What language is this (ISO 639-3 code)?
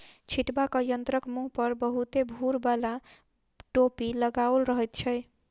mai